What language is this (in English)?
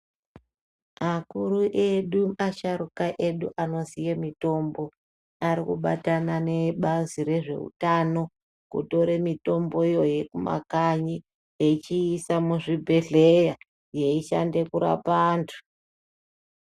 Ndau